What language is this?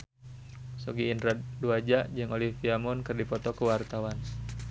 Sundanese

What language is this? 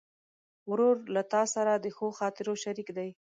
Pashto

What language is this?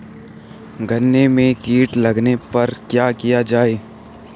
Hindi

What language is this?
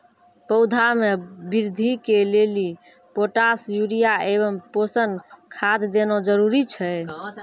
Maithili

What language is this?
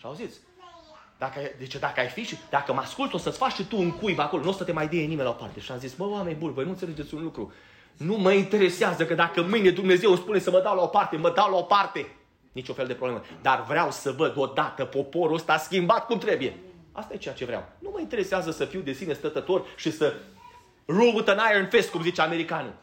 Romanian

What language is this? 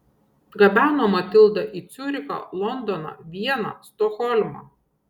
Lithuanian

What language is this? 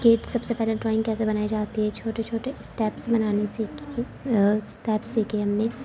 Urdu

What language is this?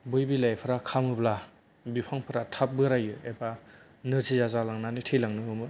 Bodo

